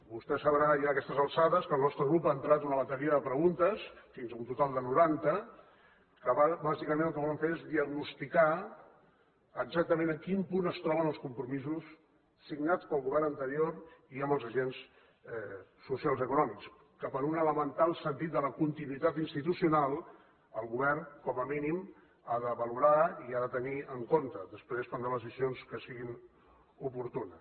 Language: Catalan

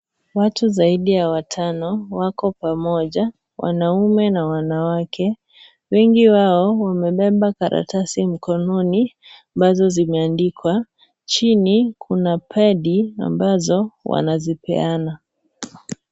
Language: Swahili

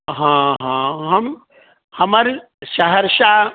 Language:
Maithili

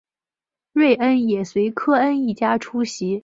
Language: Chinese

